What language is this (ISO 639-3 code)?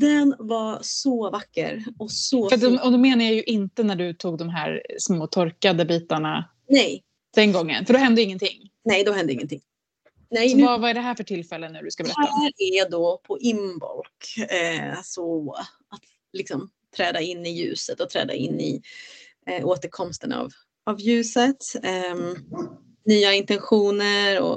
swe